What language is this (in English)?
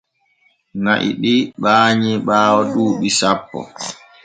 Borgu Fulfulde